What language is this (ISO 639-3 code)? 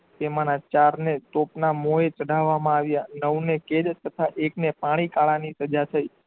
guj